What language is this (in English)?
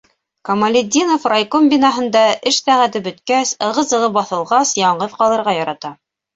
Bashkir